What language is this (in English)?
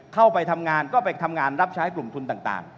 Thai